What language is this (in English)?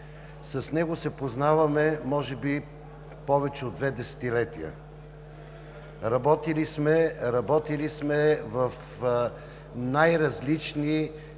Bulgarian